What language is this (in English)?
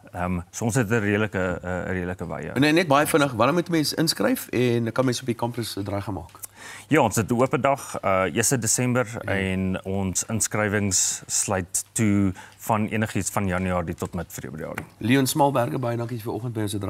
Dutch